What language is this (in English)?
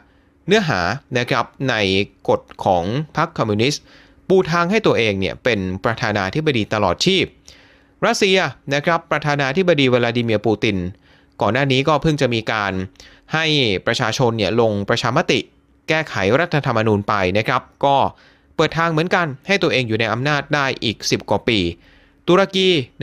Thai